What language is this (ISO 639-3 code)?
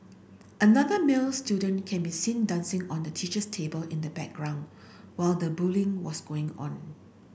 eng